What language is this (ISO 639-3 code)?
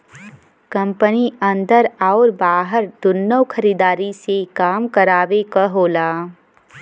bho